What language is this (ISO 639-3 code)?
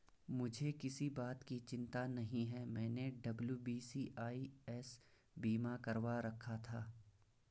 hin